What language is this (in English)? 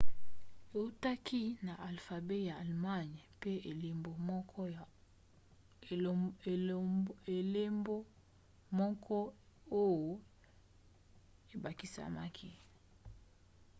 Lingala